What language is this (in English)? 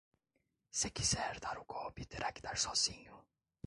Portuguese